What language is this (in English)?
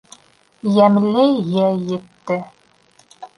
Bashkir